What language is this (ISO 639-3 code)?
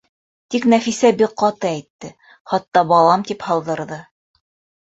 bak